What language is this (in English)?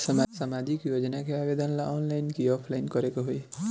Bhojpuri